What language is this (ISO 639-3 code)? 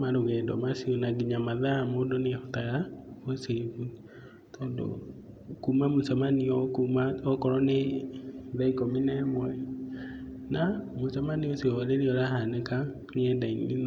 kik